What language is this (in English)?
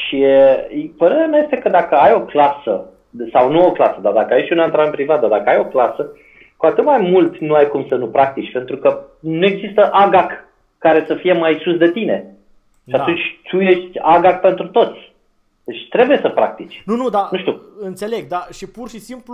Romanian